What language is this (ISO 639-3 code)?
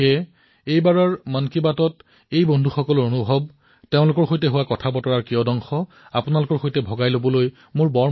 asm